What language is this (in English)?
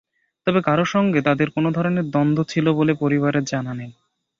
Bangla